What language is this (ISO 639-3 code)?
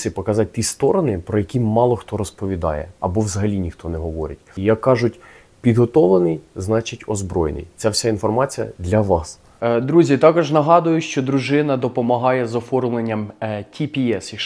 ukr